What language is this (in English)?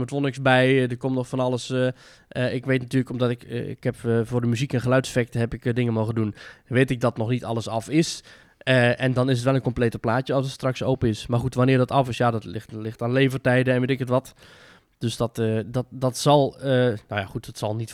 Dutch